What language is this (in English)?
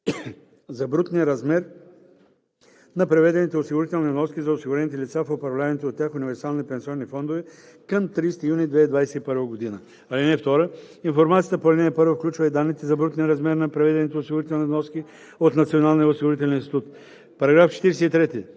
Bulgarian